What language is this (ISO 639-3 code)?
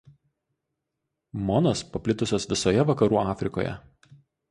lit